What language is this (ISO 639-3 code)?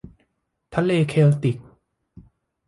tha